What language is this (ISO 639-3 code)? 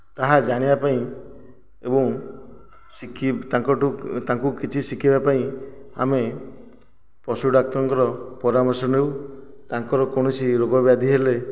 ori